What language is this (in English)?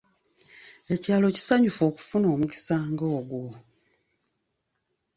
Ganda